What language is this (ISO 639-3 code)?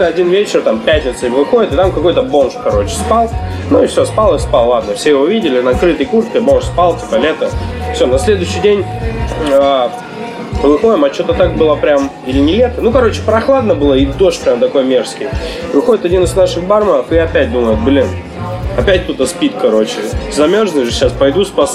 rus